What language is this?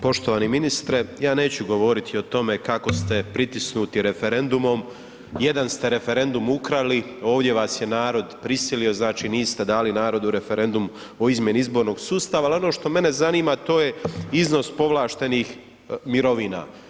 Croatian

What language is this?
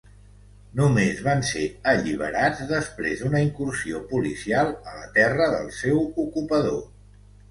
Catalan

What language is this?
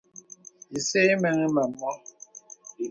Bebele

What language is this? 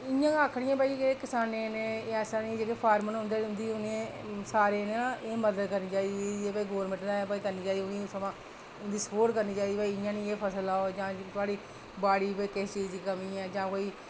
Dogri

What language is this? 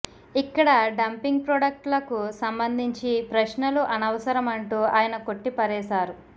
Telugu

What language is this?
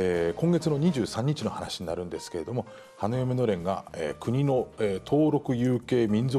Japanese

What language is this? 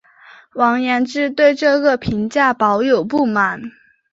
Chinese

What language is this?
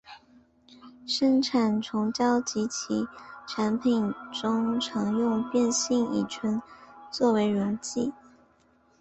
Chinese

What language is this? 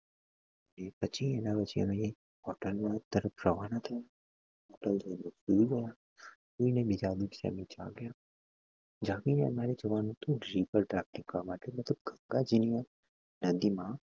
Gujarati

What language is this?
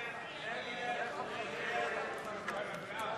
Hebrew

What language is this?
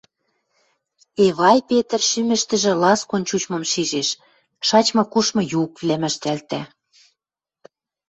Western Mari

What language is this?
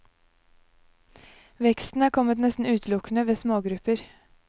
Norwegian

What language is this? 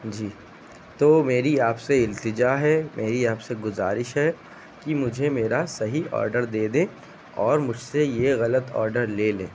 Urdu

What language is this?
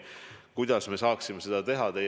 Estonian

